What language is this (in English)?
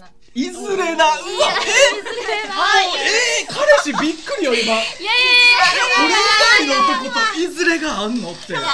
Japanese